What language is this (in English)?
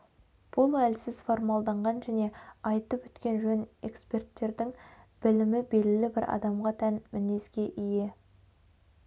Kazakh